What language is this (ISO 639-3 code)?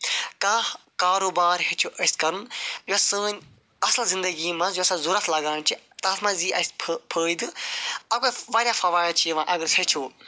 kas